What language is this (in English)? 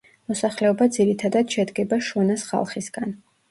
Georgian